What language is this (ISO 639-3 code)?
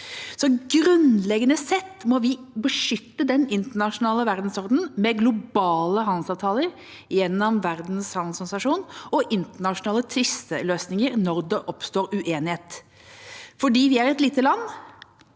nor